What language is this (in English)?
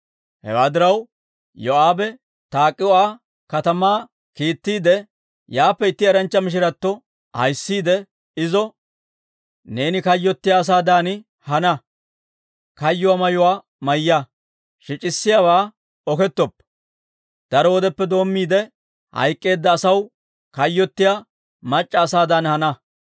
Dawro